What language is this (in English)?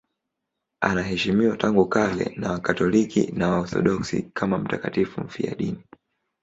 Swahili